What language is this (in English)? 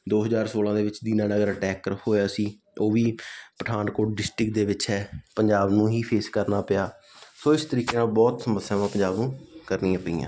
Punjabi